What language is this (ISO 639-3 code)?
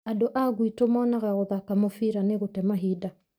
kik